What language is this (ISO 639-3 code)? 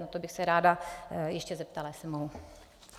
ces